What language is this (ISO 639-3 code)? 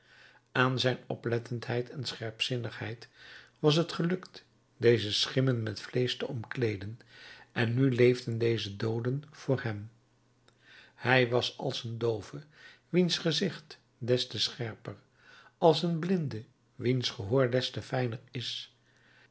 nld